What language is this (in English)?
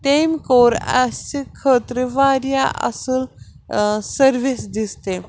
Kashmiri